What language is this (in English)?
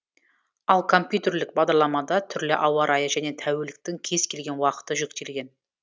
Kazakh